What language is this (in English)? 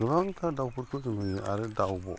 Bodo